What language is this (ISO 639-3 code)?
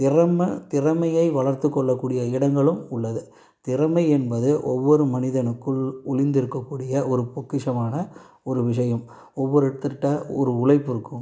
tam